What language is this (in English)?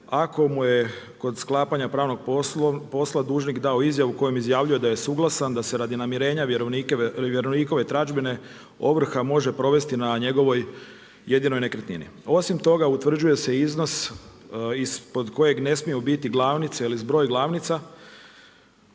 Croatian